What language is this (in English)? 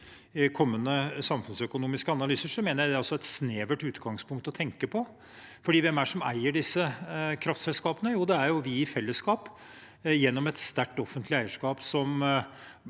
Norwegian